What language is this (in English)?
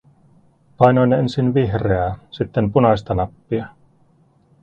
Finnish